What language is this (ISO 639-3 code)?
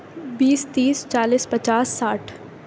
urd